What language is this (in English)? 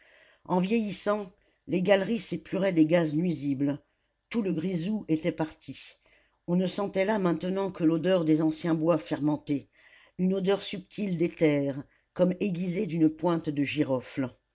French